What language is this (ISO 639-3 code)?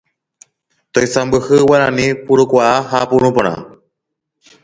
grn